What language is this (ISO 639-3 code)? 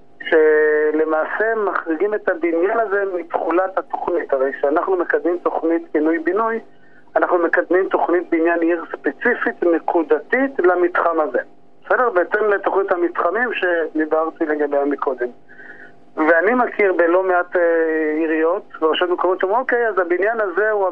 heb